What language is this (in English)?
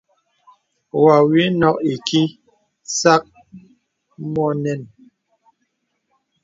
Bebele